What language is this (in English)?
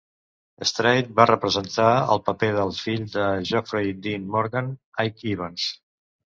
Catalan